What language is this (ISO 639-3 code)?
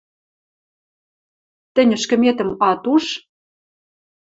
mrj